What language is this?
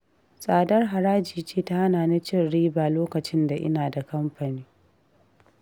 Hausa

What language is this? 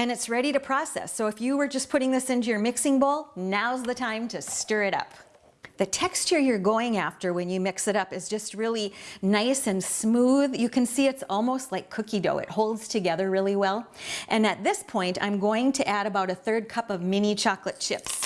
English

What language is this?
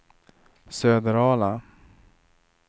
Swedish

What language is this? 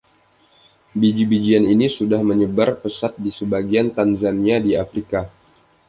Indonesian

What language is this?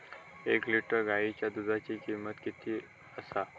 Marathi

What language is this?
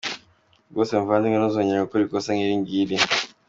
Kinyarwanda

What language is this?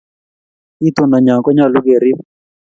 Kalenjin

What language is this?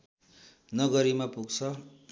Nepali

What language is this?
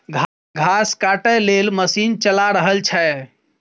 Maithili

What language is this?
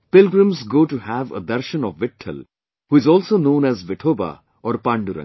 English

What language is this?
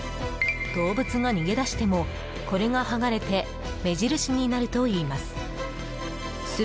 Japanese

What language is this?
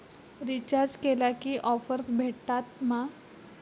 Marathi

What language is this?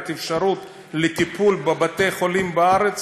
Hebrew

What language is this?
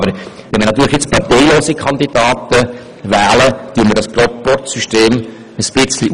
Swiss German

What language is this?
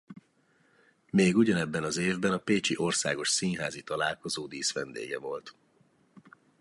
Hungarian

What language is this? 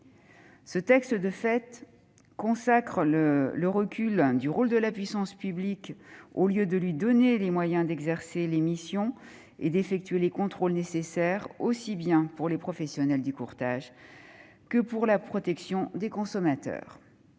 French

